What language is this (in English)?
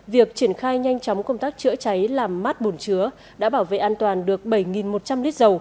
Vietnamese